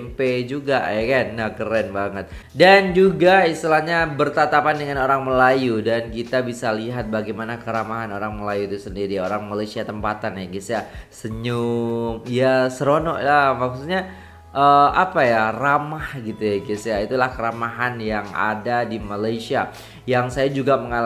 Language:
Indonesian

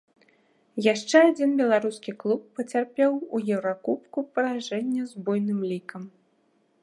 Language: Belarusian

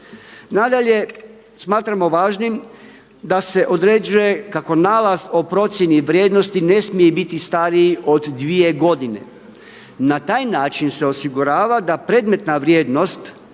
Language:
Croatian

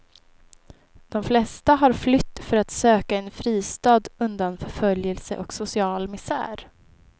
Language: Swedish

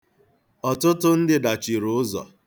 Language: Igbo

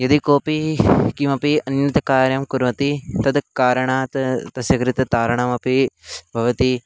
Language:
Sanskrit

